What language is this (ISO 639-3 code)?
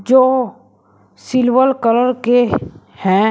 hin